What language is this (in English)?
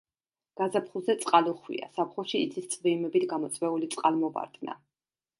Georgian